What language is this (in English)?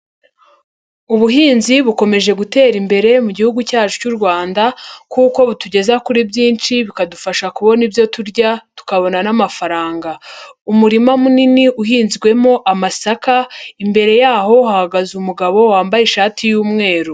Kinyarwanda